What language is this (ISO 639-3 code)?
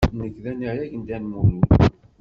kab